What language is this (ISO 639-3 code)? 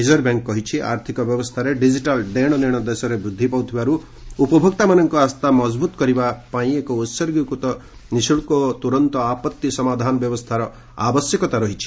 ori